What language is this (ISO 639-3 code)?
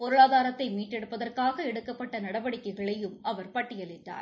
tam